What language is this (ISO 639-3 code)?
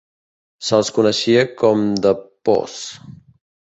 cat